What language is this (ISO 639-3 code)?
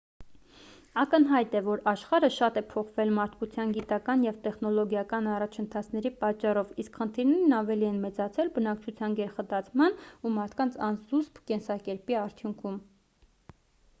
hye